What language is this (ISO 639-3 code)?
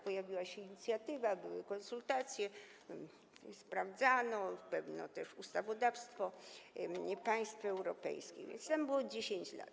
pol